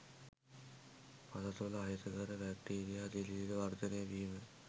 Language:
Sinhala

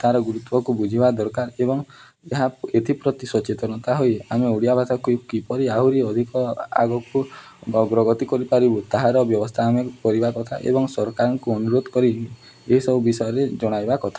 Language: Odia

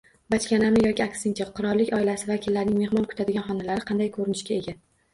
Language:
Uzbek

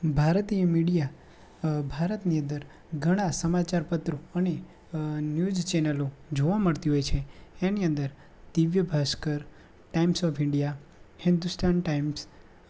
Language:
Gujarati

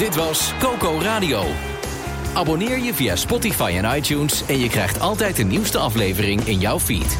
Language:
Dutch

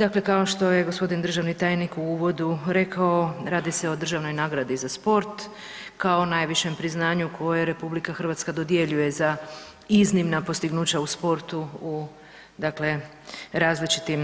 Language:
Croatian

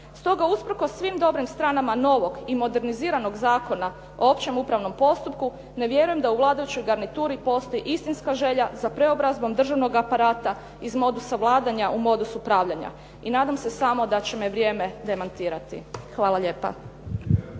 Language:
Croatian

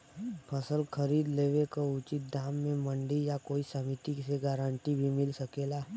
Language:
Bhojpuri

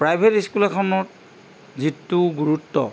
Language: Assamese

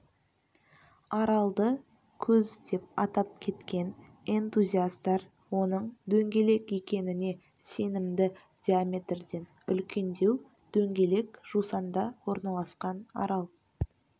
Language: Kazakh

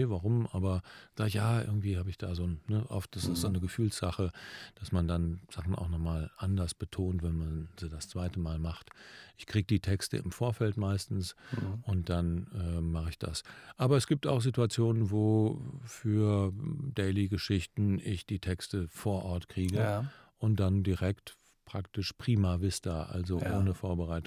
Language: German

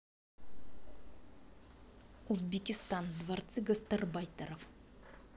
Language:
Russian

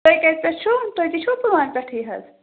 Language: Kashmiri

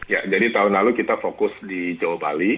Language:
Indonesian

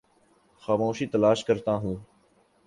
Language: Urdu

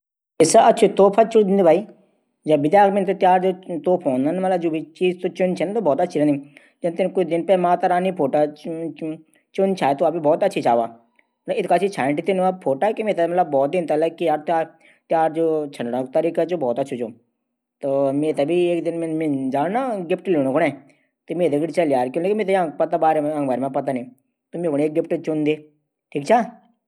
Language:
Garhwali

